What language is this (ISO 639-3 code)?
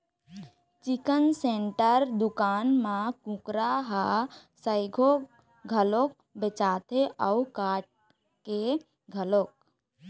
hne